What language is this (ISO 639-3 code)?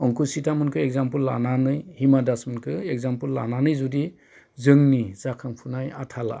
brx